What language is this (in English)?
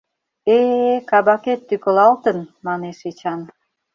Mari